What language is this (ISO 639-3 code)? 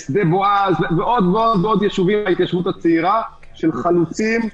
heb